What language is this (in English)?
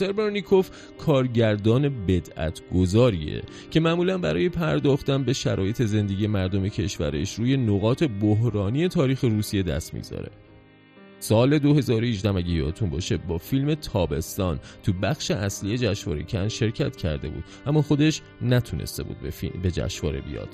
Persian